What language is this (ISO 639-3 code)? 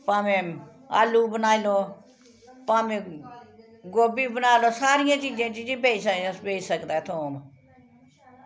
doi